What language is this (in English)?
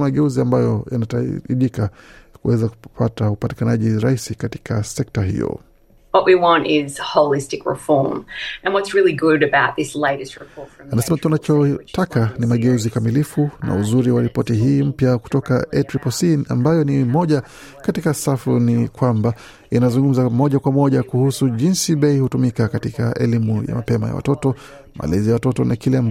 Swahili